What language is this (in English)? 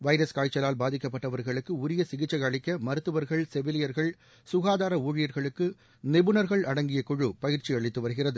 Tamil